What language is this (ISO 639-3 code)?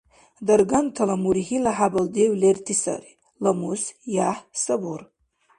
dar